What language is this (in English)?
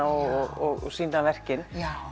Icelandic